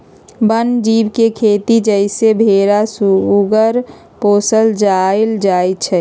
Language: Magahi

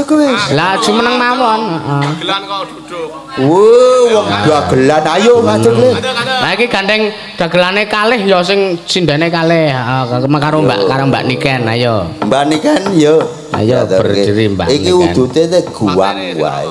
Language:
Indonesian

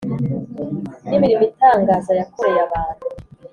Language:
Kinyarwanda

